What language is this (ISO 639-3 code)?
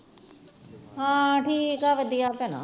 pan